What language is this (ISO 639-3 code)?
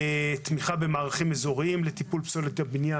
heb